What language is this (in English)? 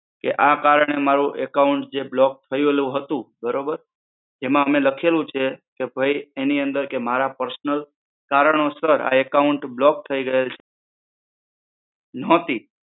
Gujarati